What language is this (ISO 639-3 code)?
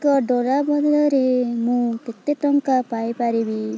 ori